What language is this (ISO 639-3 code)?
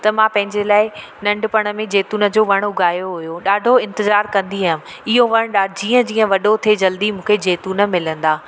snd